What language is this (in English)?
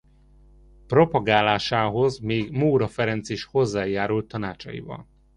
Hungarian